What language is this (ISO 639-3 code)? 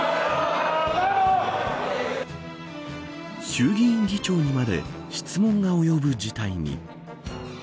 jpn